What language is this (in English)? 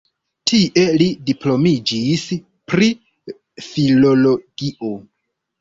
Esperanto